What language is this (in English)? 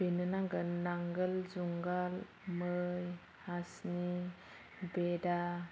Bodo